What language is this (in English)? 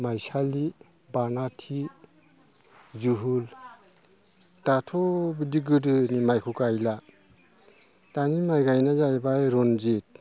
Bodo